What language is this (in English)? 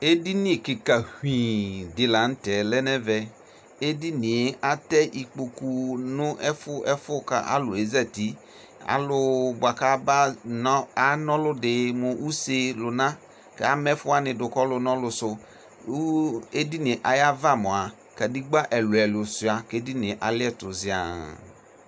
Ikposo